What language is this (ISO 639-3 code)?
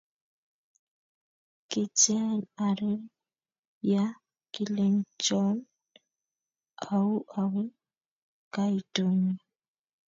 kln